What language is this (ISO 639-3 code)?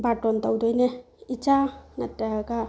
mni